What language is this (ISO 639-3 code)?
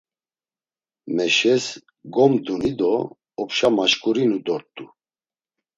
lzz